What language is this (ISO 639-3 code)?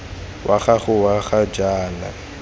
tsn